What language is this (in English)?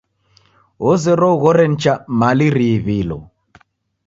Taita